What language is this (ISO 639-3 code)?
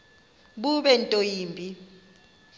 xho